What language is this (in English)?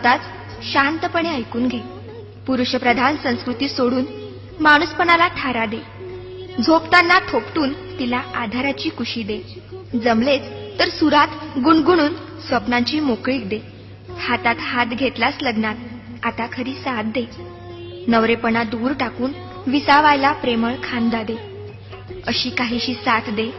Marathi